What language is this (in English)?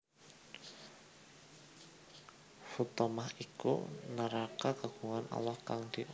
Javanese